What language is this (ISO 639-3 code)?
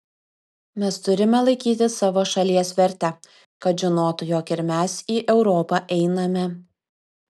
lit